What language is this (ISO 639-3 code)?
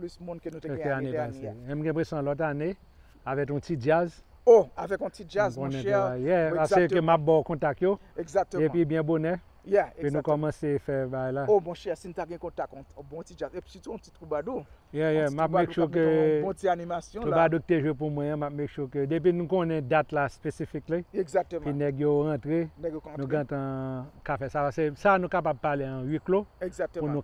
fra